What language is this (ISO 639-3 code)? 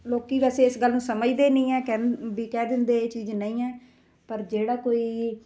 pan